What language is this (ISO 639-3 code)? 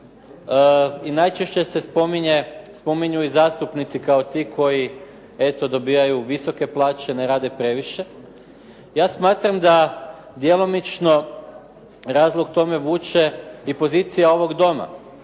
hrv